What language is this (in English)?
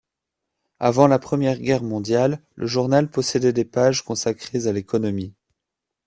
French